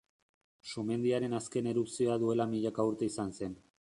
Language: Basque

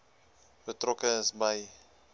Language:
Afrikaans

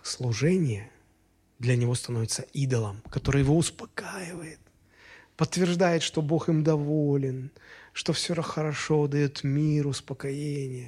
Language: Russian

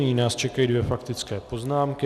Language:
Czech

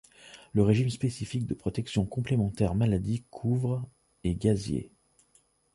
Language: French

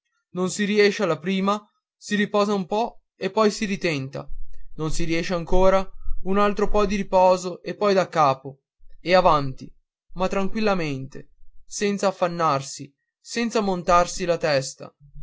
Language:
Italian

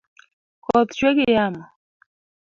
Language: Luo (Kenya and Tanzania)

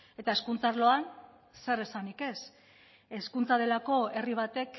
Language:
Basque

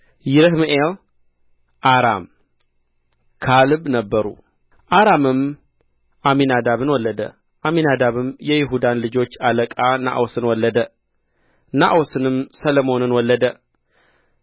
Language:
Amharic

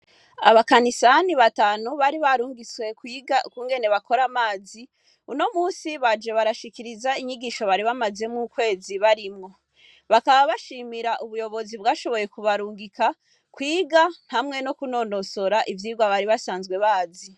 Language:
Rundi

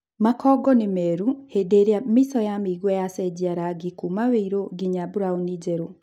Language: Kikuyu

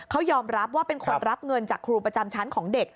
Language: Thai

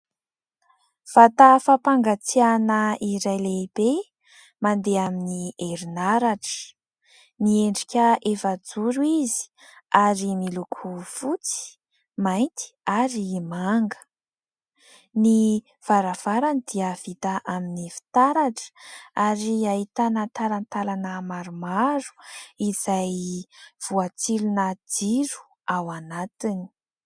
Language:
Malagasy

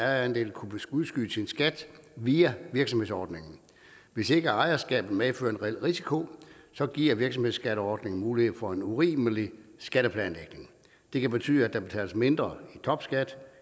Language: Danish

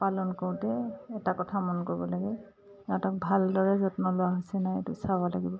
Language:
Assamese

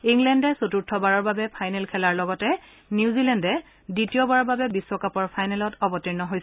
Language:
Assamese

